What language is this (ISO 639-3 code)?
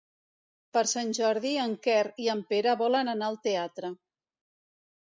cat